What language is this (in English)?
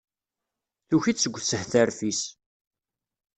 Kabyle